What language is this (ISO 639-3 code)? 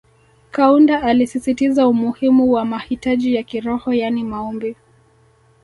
swa